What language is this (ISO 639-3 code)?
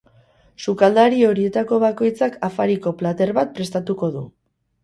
eus